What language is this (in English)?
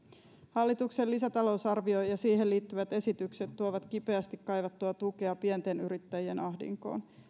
Finnish